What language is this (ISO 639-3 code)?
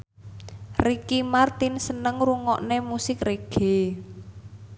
jav